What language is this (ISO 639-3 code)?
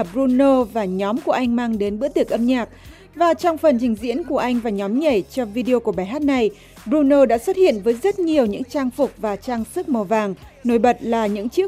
vie